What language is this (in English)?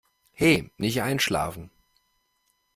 German